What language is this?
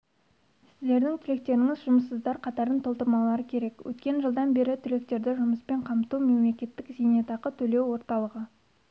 Kazakh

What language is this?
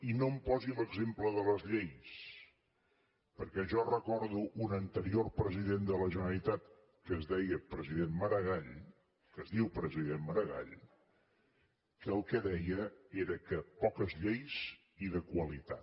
Catalan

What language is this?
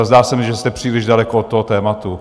Czech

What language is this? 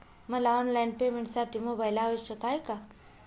Marathi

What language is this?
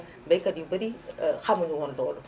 Wolof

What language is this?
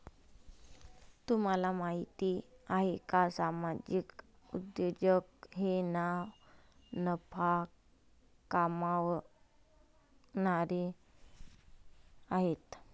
Marathi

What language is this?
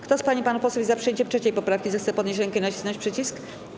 Polish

